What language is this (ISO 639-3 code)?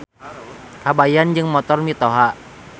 sun